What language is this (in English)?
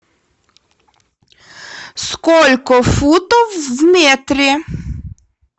Russian